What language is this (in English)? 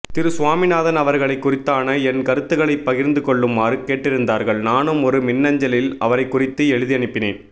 Tamil